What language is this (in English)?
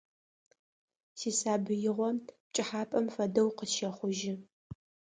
Adyghe